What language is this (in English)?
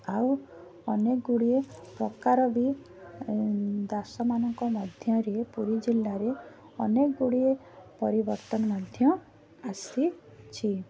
Odia